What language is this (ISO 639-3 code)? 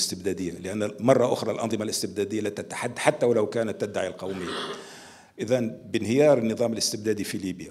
ara